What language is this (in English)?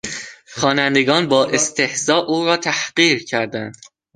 Persian